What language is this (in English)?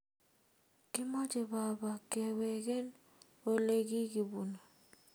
Kalenjin